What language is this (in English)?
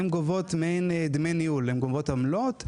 Hebrew